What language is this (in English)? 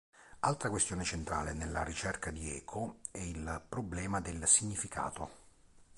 Italian